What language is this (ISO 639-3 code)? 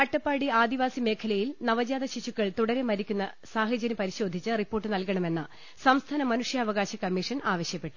mal